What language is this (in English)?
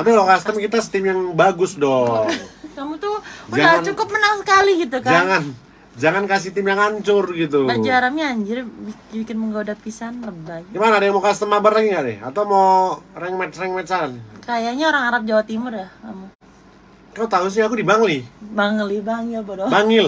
Indonesian